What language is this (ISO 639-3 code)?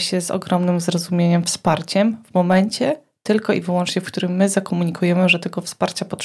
pol